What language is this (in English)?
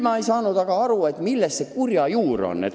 Estonian